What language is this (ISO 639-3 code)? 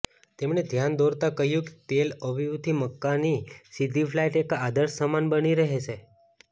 guj